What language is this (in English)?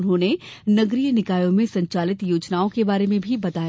Hindi